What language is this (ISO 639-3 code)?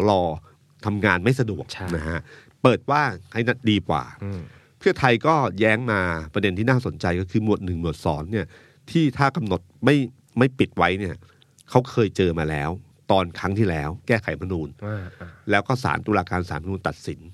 tha